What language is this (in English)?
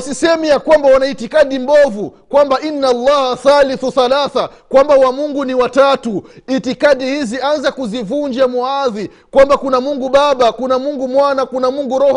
Swahili